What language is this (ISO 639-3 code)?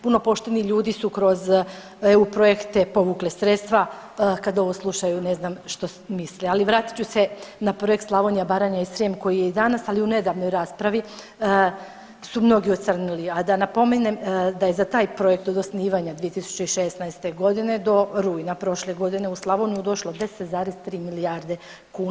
hrv